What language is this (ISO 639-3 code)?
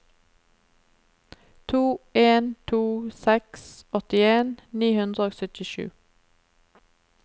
nor